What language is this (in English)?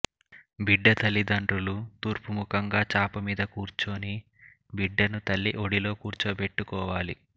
Telugu